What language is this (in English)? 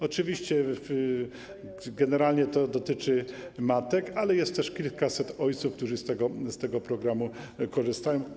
Polish